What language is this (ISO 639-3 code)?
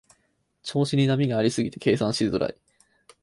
jpn